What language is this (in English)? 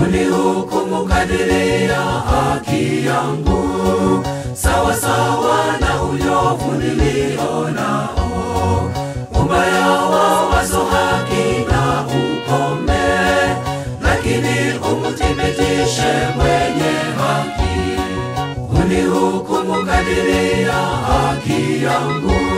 Japanese